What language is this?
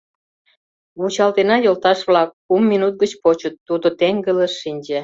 Mari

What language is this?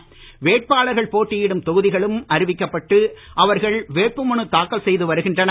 Tamil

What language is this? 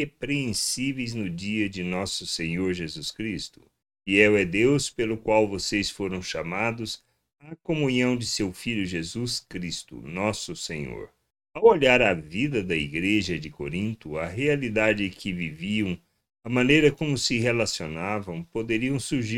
Portuguese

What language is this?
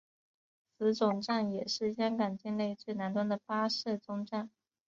Chinese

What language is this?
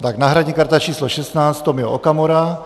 Czech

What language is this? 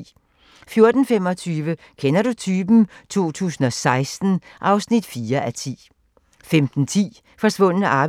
Danish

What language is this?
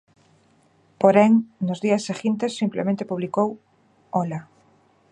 Galician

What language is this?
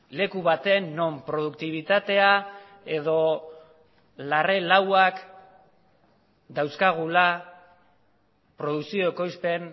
Basque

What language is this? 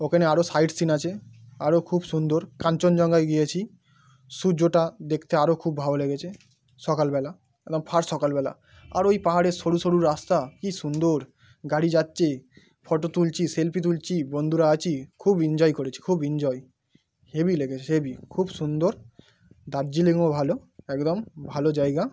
Bangla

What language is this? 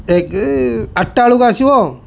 Odia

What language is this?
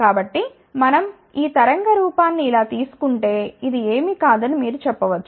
Telugu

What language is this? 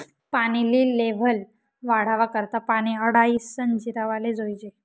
Marathi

